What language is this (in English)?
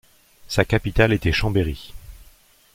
French